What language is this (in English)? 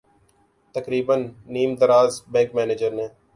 Urdu